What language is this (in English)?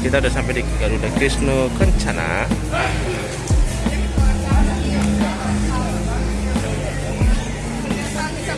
Indonesian